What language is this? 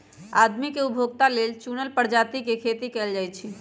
Magahi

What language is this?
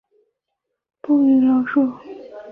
Chinese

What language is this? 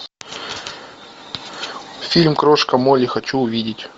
Russian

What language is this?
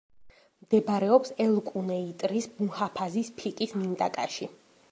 Georgian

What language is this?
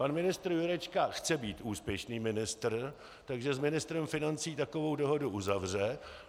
Czech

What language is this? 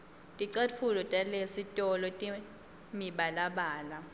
Swati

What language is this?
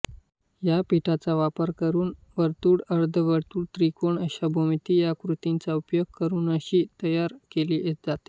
Marathi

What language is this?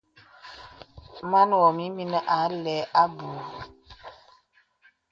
Bebele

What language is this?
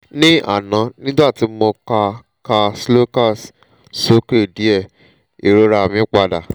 Yoruba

